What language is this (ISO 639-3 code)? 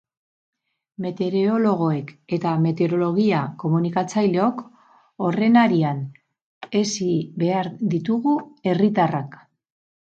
eus